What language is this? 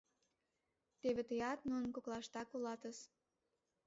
Mari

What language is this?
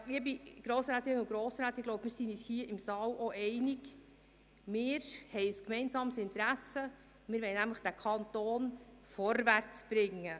Swiss German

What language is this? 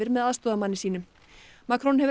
Icelandic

